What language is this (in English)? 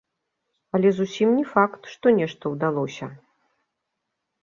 Belarusian